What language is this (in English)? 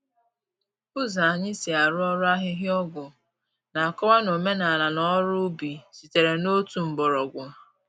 Igbo